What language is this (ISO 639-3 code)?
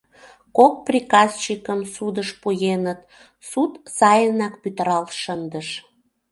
chm